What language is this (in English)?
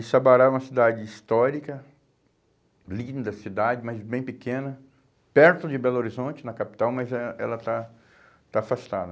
Portuguese